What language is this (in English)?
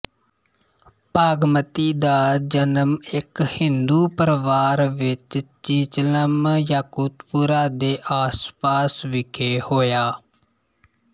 Punjabi